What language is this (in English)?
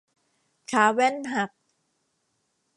Thai